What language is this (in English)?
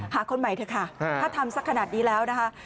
Thai